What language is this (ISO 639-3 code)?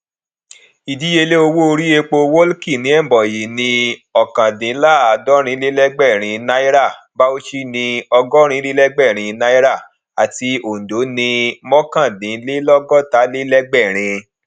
yor